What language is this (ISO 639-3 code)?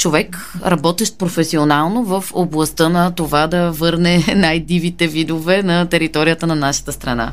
bul